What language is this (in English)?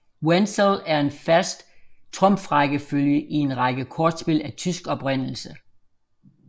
Danish